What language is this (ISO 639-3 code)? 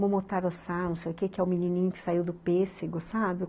por